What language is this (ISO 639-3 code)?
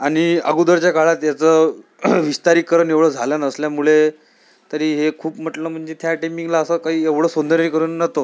mar